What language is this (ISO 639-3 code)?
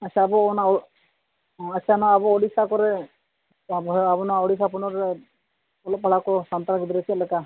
sat